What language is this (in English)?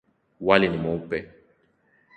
Swahili